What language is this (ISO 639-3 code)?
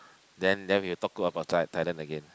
eng